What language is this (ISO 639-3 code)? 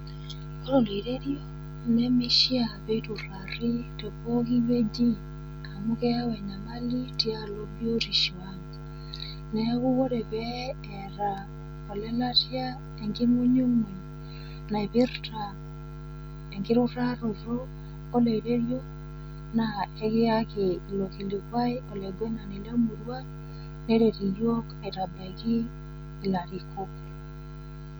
mas